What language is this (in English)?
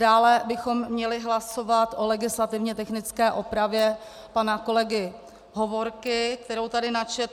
Czech